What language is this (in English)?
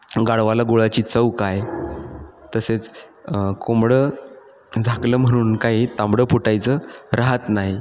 Marathi